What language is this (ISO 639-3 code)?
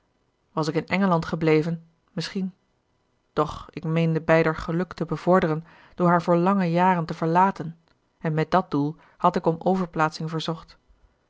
nld